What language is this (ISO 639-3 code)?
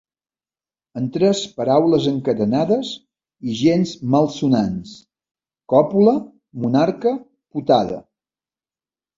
cat